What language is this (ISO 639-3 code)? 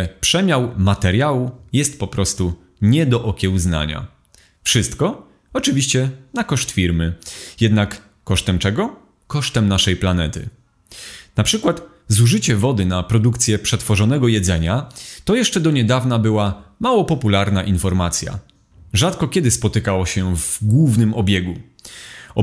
pol